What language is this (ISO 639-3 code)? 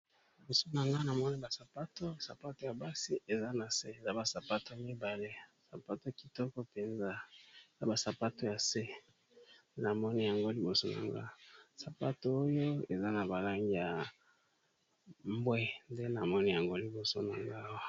lin